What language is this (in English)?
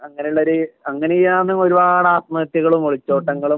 Malayalam